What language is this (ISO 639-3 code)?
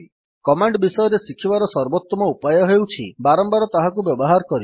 ori